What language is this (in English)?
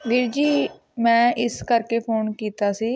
Punjabi